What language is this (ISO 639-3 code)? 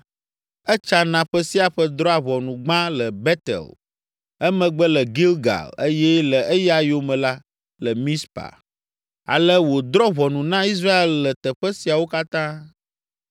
ewe